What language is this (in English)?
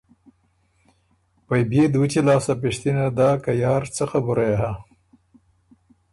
Ormuri